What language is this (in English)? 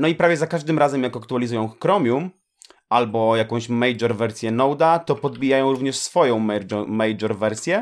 Polish